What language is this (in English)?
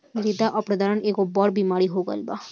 Bhojpuri